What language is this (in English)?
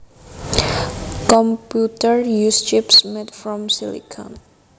Javanese